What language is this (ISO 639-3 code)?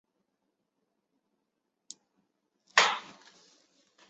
zho